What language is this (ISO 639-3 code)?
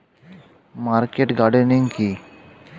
ben